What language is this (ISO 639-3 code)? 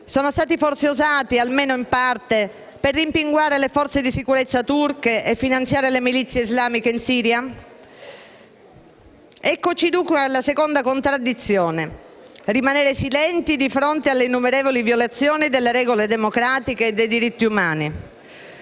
ita